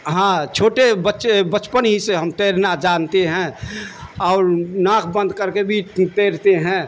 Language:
Urdu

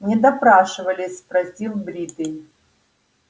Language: Russian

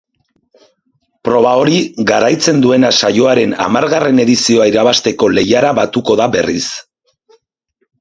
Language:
Basque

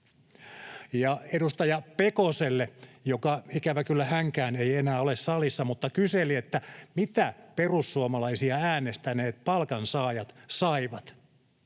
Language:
Finnish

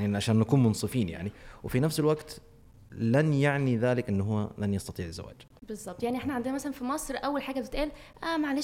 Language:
Arabic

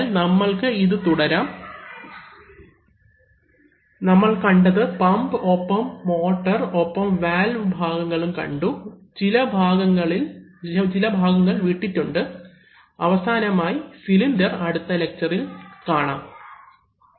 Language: Malayalam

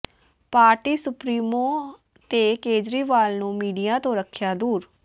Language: Punjabi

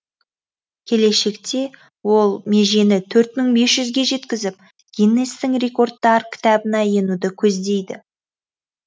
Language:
Kazakh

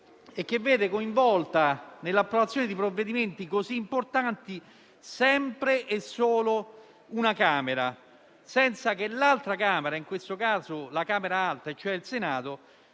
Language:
Italian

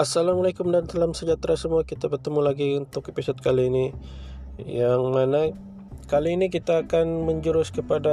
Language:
Malay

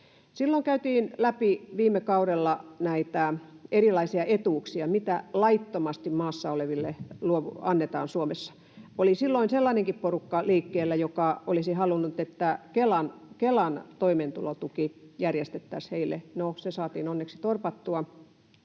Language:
Finnish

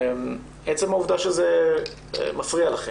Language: Hebrew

